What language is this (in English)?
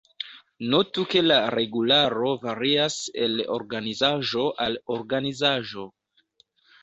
Esperanto